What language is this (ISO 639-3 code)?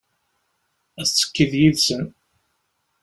kab